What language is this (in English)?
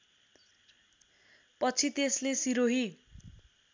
Nepali